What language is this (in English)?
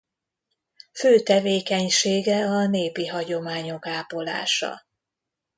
Hungarian